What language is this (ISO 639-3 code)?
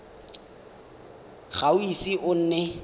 tsn